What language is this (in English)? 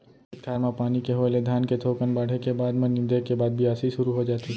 Chhattisgarhi